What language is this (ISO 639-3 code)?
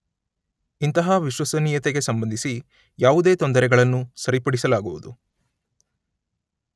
kan